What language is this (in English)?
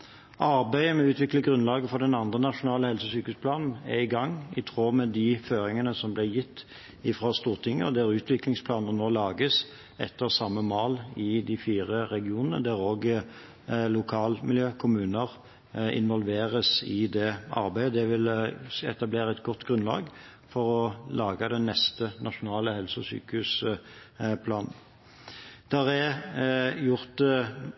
Norwegian Bokmål